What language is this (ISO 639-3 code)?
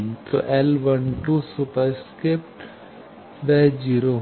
hin